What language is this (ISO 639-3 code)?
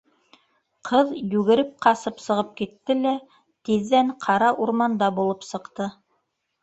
bak